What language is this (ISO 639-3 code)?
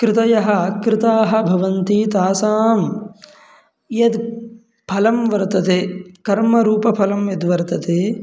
san